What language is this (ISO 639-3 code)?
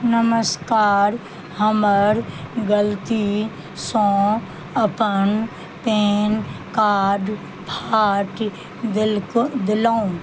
mai